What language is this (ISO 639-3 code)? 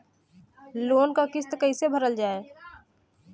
bho